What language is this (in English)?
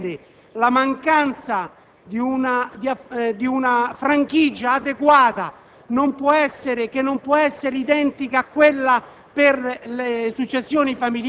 Italian